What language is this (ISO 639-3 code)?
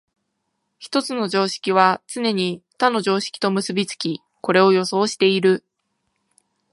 jpn